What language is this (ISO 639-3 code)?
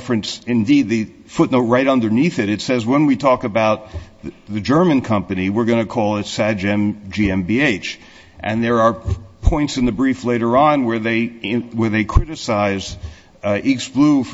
eng